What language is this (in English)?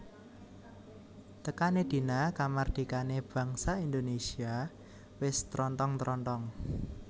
Javanese